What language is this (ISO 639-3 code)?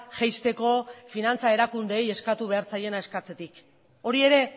eus